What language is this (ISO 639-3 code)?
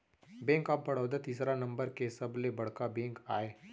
hne